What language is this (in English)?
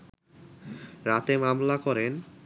Bangla